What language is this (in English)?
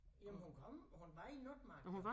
Danish